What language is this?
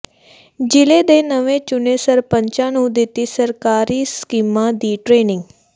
Punjabi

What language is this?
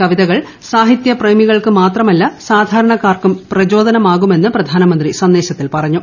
Malayalam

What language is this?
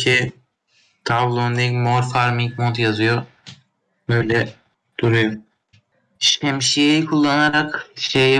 Turkish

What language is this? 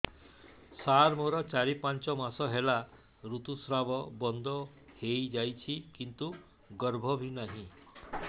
Odia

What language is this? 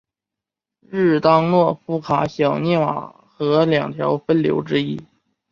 Chinese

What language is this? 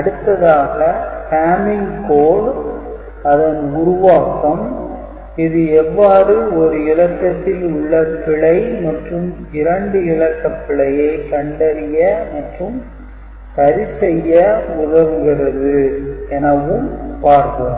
Tamil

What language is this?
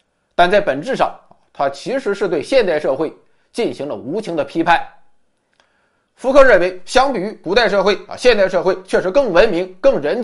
Chinese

